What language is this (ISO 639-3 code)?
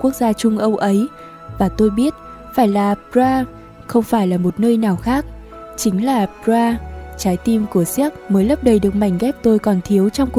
vie